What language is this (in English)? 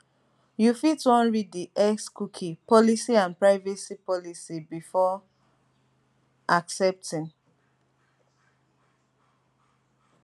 Nigerian Pidgin